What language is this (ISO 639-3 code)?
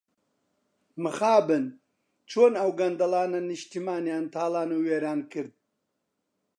ckb